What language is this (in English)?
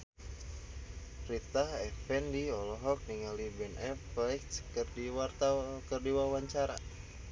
Sundanese